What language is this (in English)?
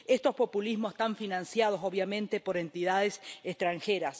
Spanish